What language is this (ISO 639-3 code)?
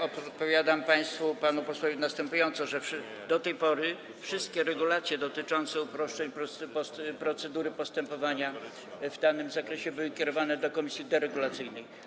pol